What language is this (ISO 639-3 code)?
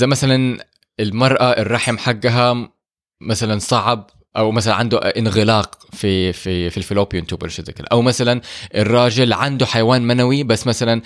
ara